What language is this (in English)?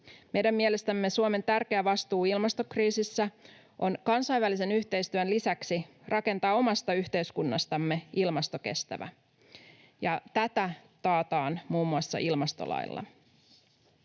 Finnish